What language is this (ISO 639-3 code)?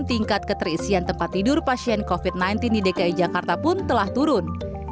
ind